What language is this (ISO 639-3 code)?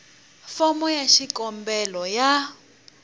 tso